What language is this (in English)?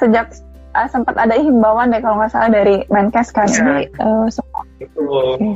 Indonesian